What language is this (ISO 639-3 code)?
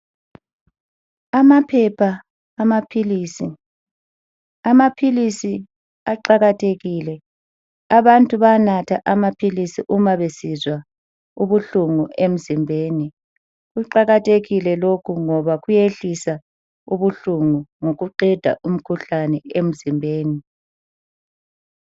nde